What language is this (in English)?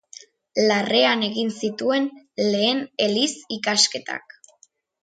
Basque